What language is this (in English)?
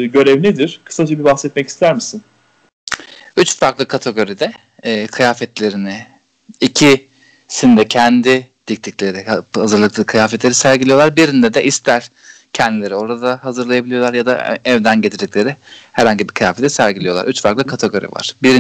Turkish